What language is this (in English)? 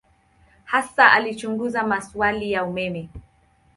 Swahili